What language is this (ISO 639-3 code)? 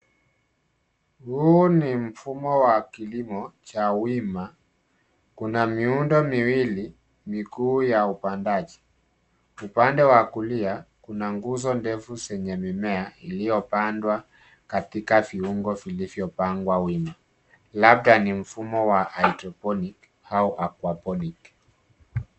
swa